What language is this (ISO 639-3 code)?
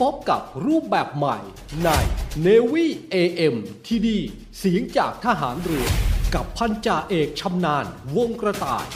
tha